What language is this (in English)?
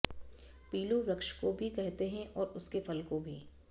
Sanskrit